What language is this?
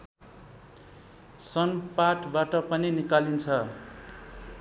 Nepali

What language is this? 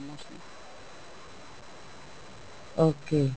Punjabi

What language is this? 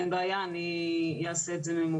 Hebrew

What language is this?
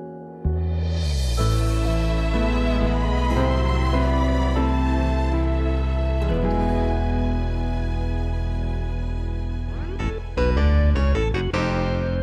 Chinese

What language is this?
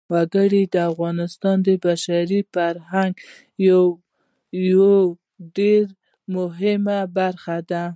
Pashto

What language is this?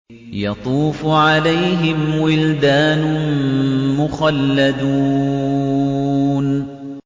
Arabic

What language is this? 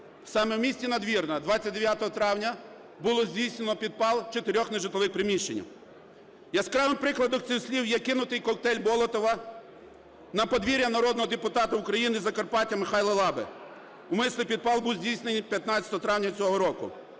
Ukrainian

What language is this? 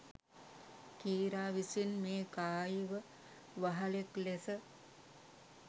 Sinhala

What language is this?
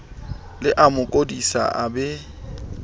Southern Sotho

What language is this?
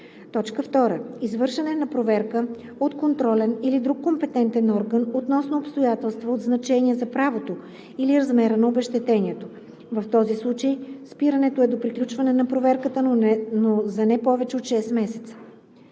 Bulgarian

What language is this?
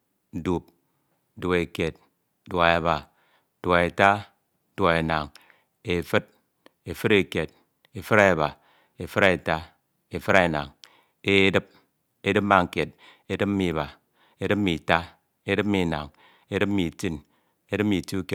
Ito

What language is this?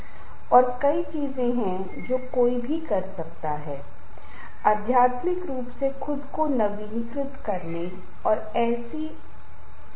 Hindi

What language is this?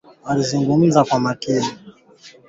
Swahili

